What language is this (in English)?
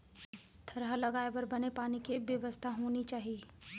Chhattisgarhi